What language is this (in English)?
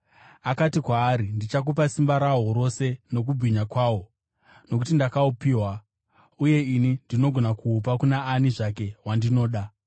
Shona